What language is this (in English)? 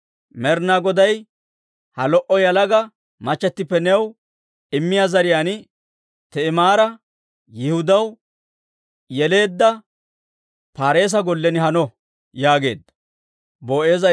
Dawro